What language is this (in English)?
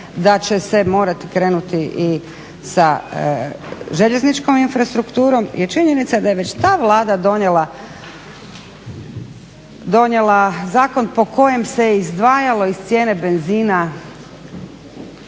Croatian